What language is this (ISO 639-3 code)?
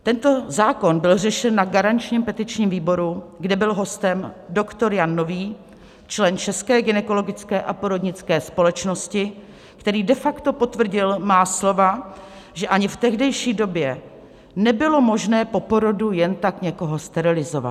ces